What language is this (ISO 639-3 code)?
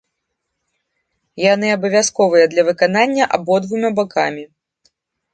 bel